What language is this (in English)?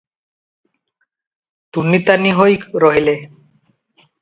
Odia